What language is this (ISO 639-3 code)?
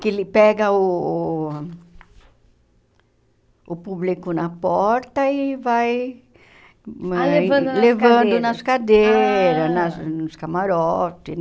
por